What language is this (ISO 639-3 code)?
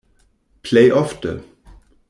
epo